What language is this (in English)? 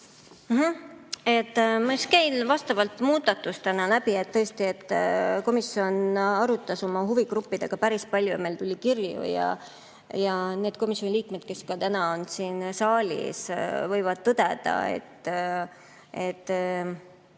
Estonian